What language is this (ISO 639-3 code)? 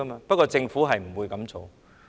yue